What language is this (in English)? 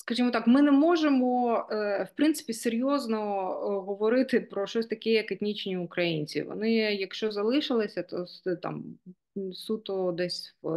Ukrainian